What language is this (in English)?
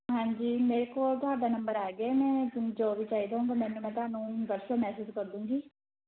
Punjabi